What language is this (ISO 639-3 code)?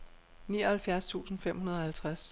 dan